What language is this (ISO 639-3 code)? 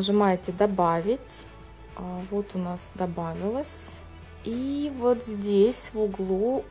rus